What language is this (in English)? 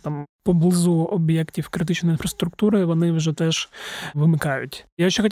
Ukrainian